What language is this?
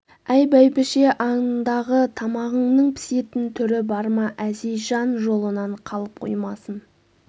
Kazakh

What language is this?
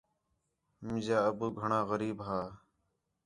Khetrani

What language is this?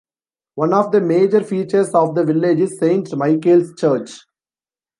English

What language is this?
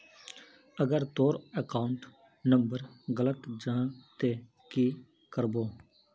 Magahi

